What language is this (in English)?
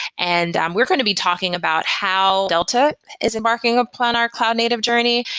English